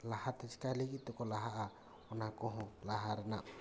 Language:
Santali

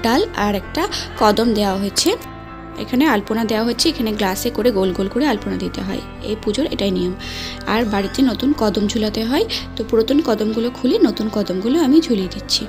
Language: Arabic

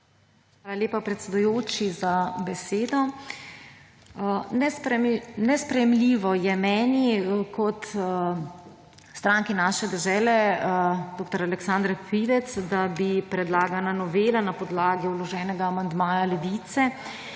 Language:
Slovenian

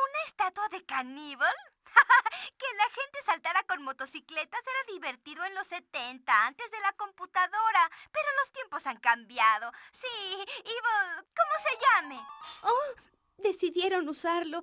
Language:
Spanish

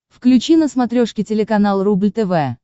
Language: Russian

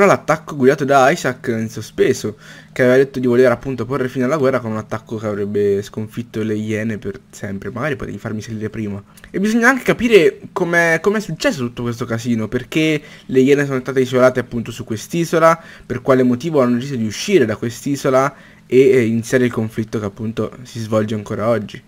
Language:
Italian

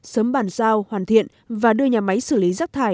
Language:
Vietnamese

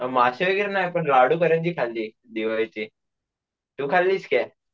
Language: Marathi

